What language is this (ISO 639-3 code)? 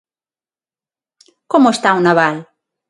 glg